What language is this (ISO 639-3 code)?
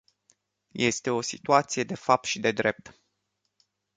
ron